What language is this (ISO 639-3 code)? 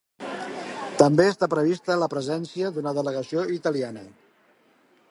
cat